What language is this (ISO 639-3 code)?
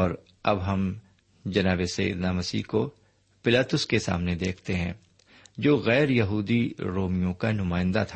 urd